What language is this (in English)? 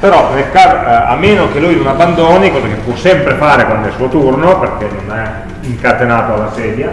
Italian